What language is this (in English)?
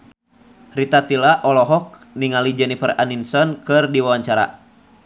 Sundanese